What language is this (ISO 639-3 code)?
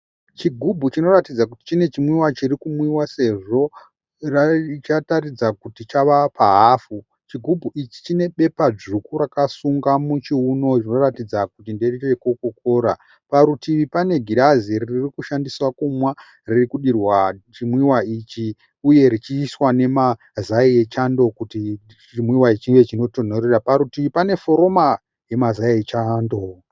sna